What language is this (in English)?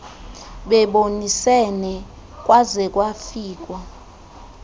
Xhosa